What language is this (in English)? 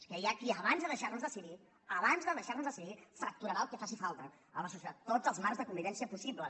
Catalan